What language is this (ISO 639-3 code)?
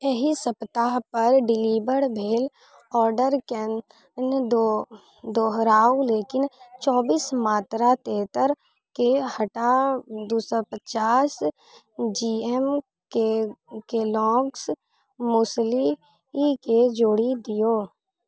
mai